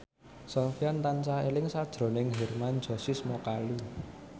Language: Javanese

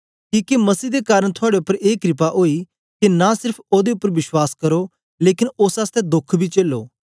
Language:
Dogri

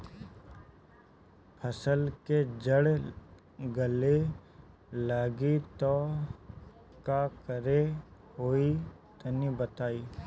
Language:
Bhojpuri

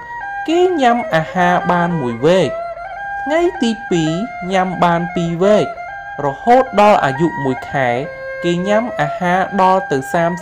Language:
Thai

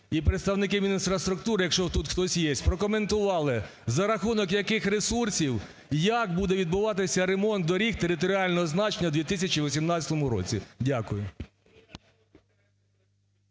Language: Ukrainian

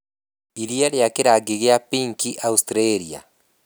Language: Kikuyu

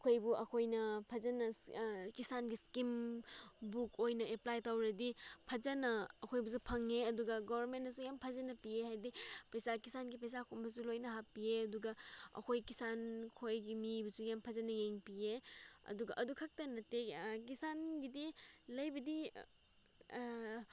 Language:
Manipuri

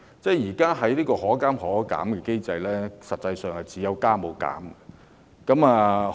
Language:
Cantonese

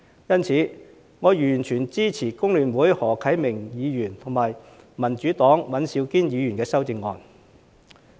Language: Cantonese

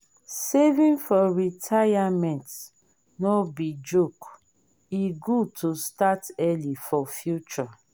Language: Nigerian Pidgin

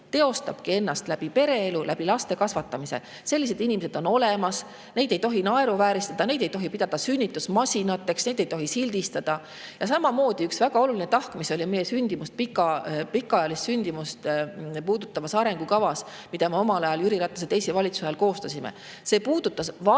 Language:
Estonian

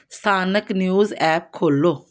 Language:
Punjabi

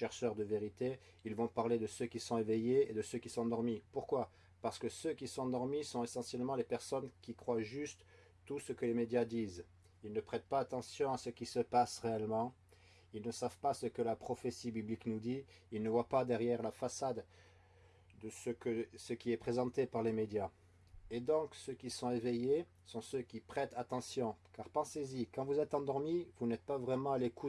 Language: French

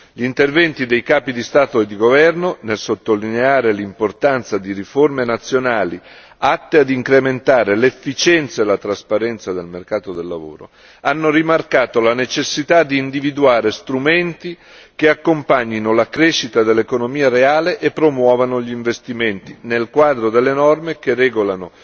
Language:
Italian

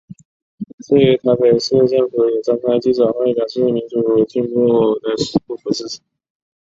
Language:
Chinese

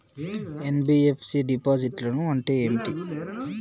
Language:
Telugu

